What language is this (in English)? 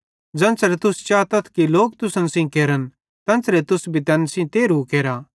Bhadrawahi